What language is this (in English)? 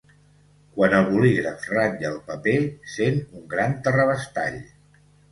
Catalan